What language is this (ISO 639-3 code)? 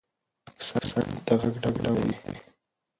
pus